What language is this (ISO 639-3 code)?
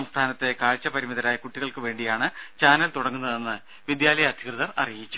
mal